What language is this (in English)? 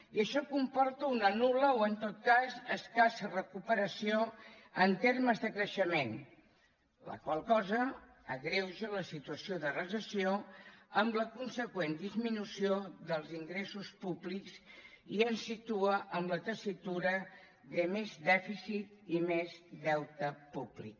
Catalan